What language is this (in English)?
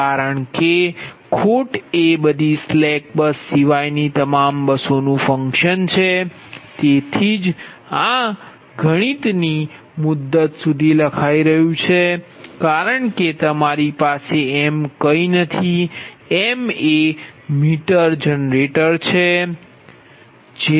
Gujarati